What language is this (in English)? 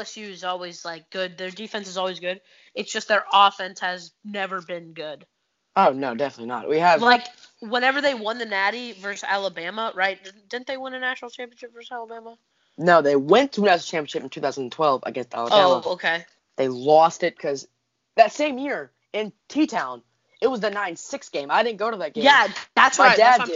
English